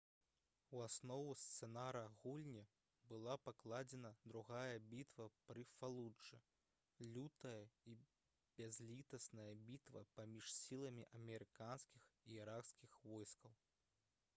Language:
Belarusian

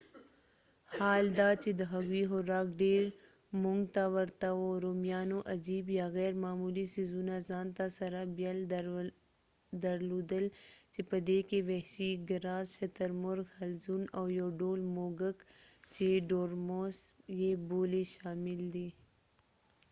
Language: Pashto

